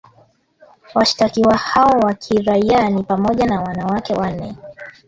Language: Swahili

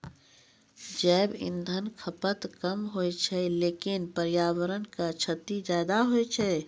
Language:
Maithili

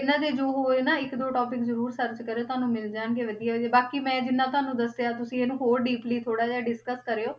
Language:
Punjabi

